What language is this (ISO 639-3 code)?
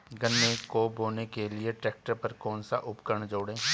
hin